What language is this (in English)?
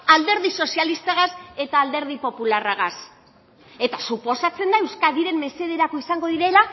Basque